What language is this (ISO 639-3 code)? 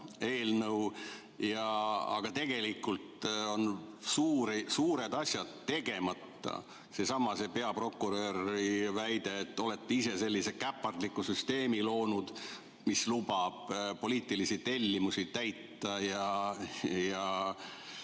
est